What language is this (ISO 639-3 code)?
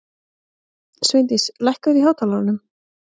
isl